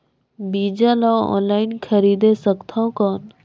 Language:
Chhattisgarhi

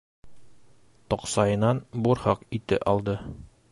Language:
Bashkir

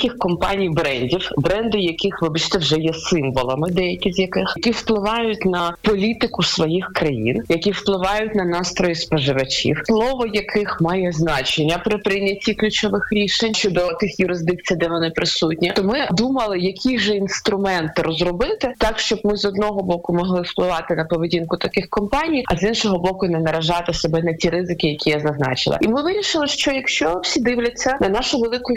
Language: Ukrainian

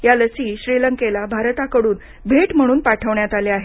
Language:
Marathi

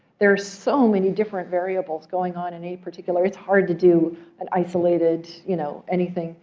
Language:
English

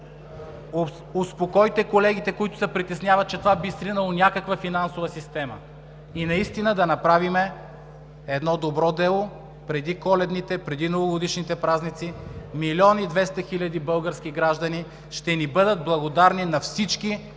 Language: Bulgarian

